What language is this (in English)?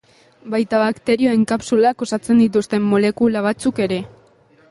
Basque